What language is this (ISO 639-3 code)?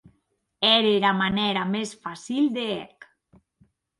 oci